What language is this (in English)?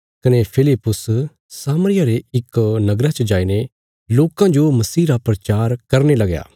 Bilaspuri